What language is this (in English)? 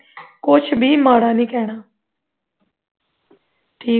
Punjabi